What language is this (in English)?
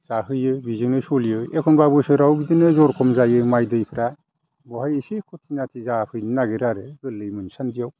Bodo